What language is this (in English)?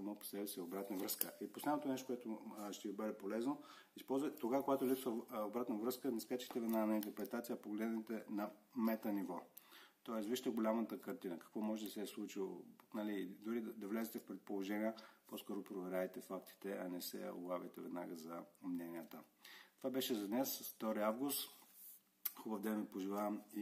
Bulgarian